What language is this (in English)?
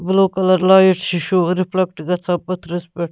Kashmiri